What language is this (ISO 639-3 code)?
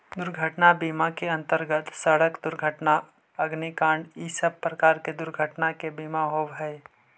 mag